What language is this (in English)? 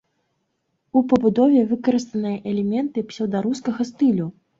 Belarusian